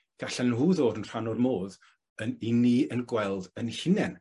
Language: Welsh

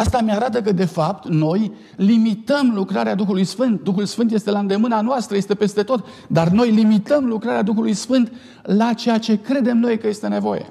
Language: Romanian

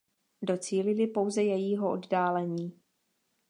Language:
Czech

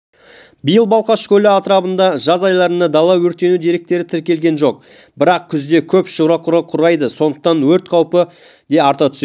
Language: Kazakh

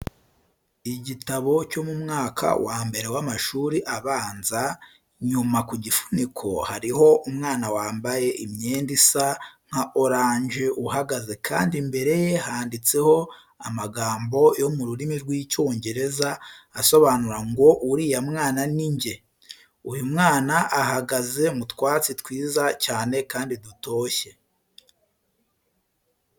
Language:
Kinyarwanda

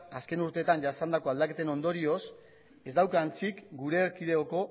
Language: Basque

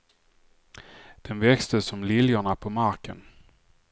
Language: Swedish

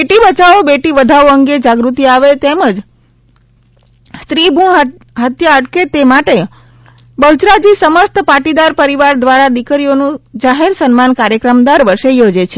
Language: Gujarati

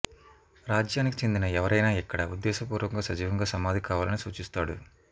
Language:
Telugu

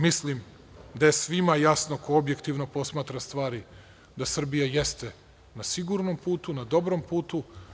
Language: Serbian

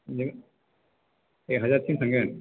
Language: Bodo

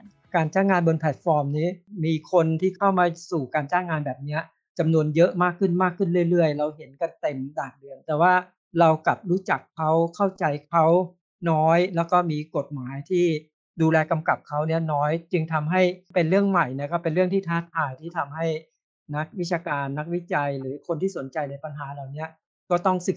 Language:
Thai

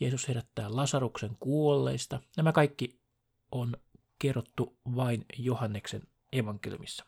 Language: Finnish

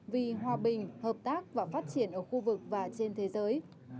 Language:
Vietnamese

